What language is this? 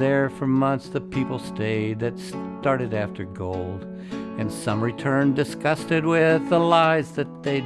English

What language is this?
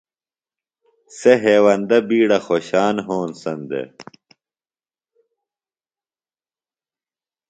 Phalura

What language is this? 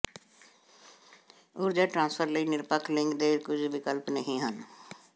Punjabi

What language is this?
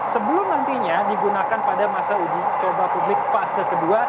Indonesian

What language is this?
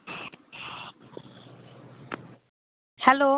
Bangla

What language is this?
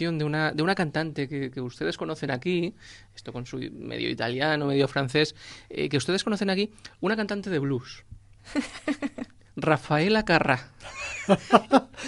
Spanish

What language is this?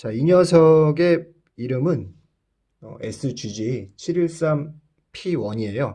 Korean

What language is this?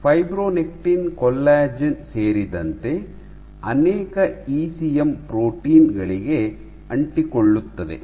Kannada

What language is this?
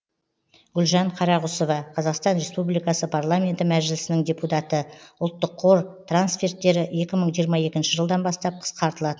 Kazakh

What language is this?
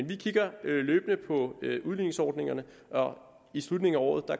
Danish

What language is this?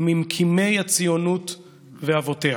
Hebrew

